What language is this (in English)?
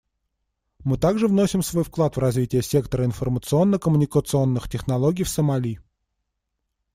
Russian